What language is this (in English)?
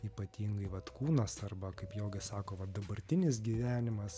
Lithuanian